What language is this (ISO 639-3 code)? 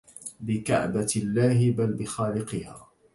ara